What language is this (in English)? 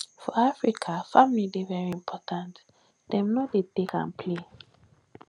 Nigerian Pidgin